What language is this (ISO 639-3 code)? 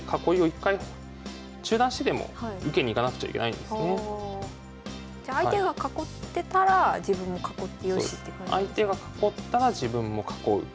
jpn